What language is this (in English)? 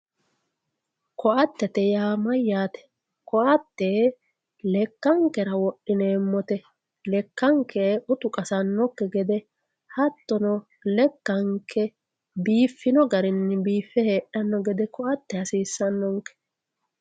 Sidamo